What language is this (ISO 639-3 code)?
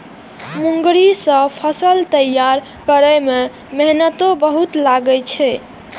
mai